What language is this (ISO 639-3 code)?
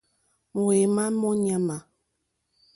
bri